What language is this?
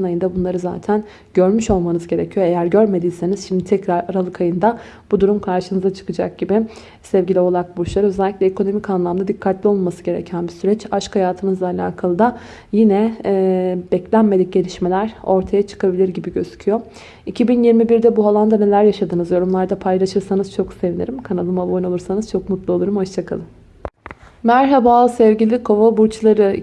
Turkish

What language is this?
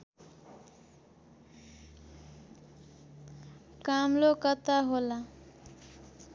Nepali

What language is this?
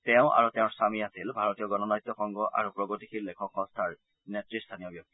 Assamese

